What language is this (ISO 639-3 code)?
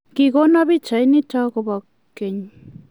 kln